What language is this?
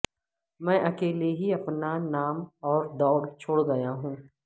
Urdu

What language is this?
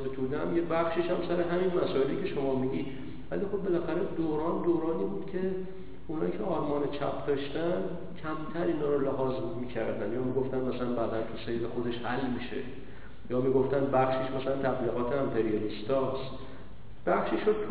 Persian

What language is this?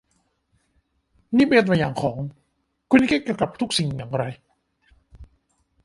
Thai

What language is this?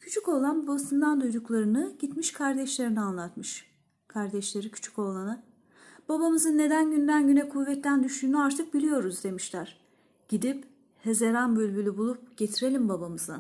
Turkish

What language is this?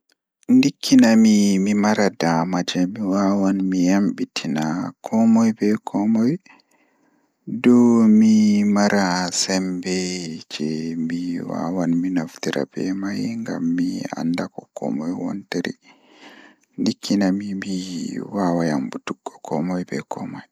Fula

